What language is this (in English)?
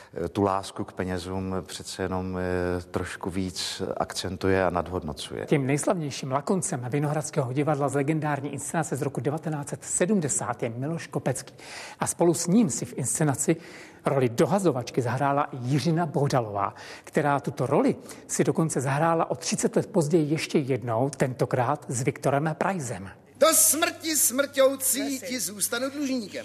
Czech